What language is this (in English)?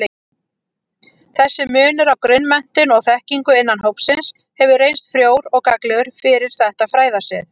Icelandic